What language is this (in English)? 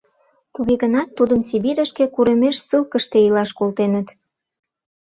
Mari